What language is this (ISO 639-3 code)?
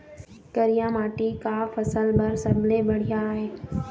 hne